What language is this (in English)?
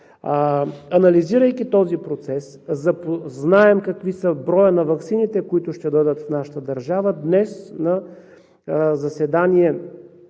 Bulgarian